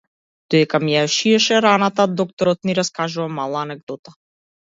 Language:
Macedonian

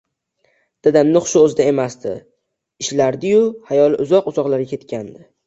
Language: Uzbek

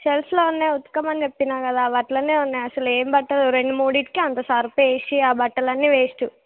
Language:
Telugu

